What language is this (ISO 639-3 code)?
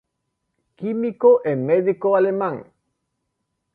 glg